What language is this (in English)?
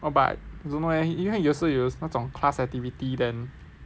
English